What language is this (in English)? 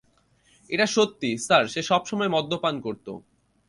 Bangla